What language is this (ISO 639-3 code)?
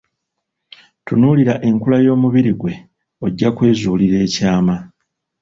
lug